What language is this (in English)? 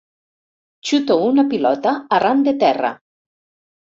Catalan